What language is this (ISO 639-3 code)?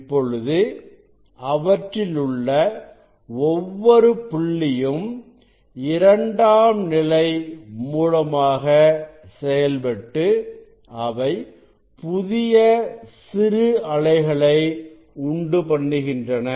tam